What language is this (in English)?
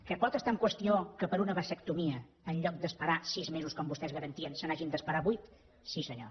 Catalan